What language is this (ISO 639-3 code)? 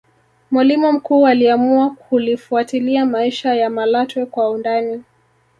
swa